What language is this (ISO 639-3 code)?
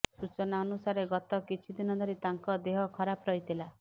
ori